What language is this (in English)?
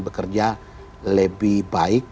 Indonesian